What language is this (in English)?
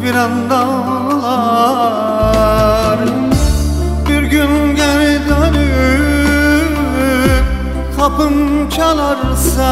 Turkish